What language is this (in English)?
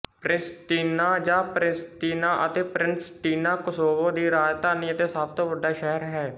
Punjabi